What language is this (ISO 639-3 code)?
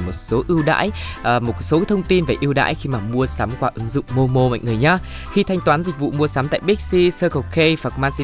vie